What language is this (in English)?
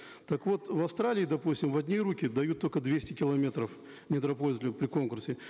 Kazakh